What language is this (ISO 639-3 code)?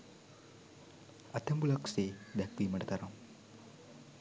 sin